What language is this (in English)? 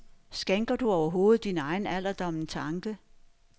Danish